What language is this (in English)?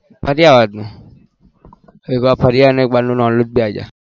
Gujarati